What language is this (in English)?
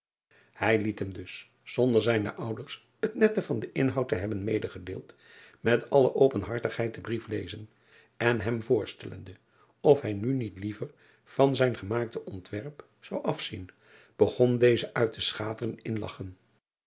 Dutch